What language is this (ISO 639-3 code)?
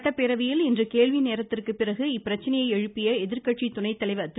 tam